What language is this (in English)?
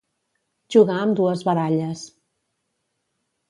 Catalan